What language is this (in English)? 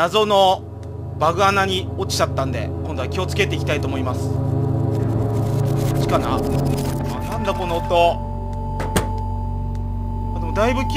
Japanese